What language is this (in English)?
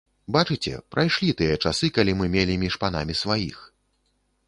Belarusian